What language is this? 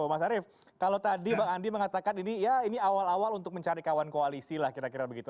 Indonesian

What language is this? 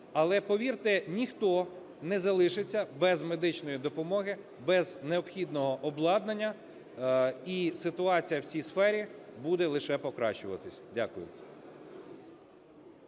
Ukrainian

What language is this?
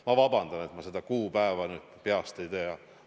Estonian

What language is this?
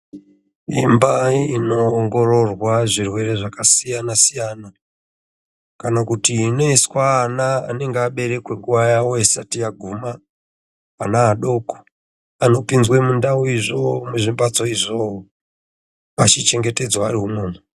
Ndau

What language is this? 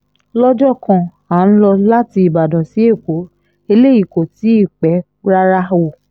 Yoruba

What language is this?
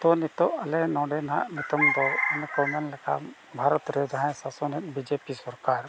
Santali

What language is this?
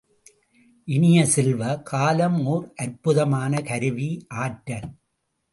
Tamil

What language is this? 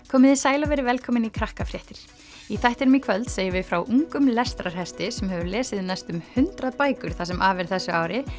Icelandic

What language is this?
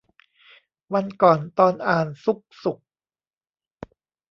Thai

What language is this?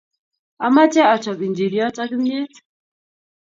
Kalenjin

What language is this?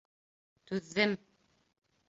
Bashkir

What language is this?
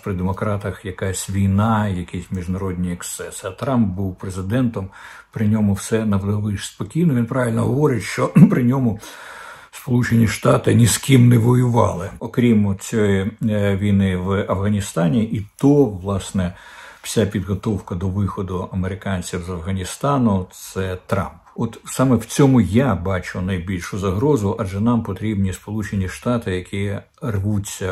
Ukrainian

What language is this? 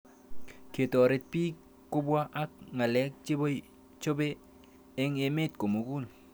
Kalenjin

